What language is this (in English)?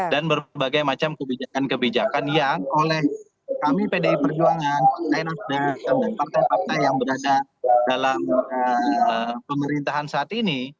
Indonesian